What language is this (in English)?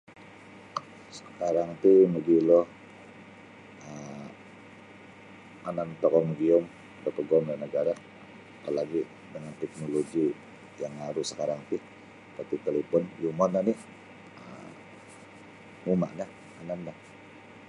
Sabah Bisaya